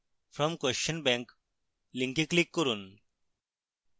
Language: Bangla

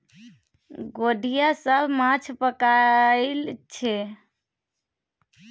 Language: Maithili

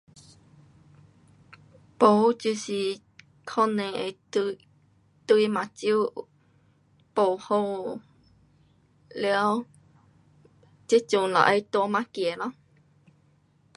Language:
Pu-Xian Chinese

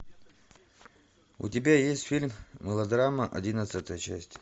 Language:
Russian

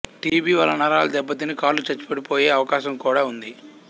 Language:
Telugu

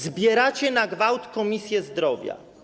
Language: Polish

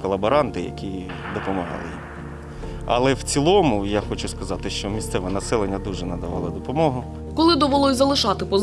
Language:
Ukrainian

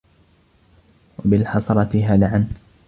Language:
Arabic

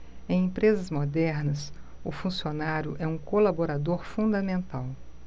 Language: Portuguese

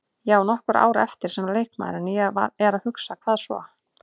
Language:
Icelandic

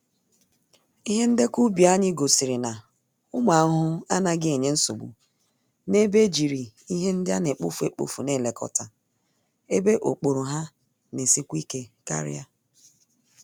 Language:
Igbo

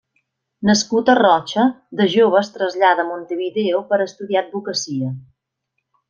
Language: Catalan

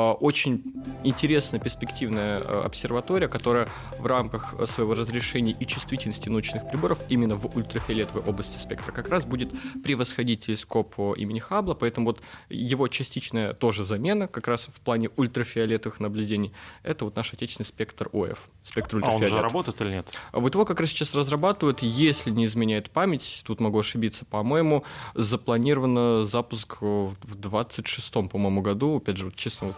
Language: Russian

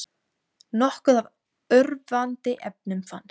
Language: Icelandic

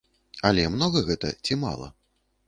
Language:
Belarusian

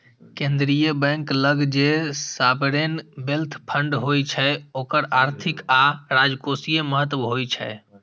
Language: Maithili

